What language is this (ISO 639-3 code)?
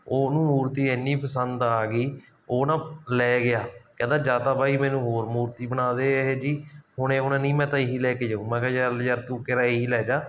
pan